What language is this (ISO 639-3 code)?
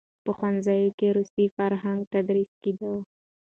pus